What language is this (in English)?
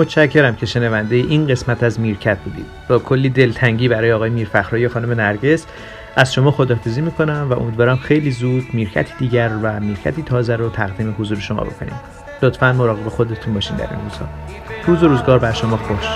Persian